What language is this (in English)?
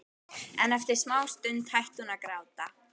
Icelandic